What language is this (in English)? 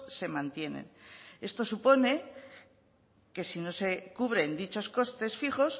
Spanish